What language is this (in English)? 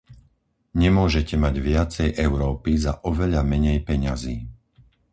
Slovak